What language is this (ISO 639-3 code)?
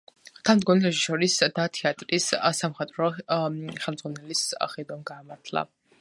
kat